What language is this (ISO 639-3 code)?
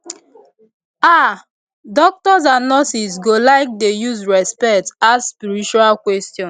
pcm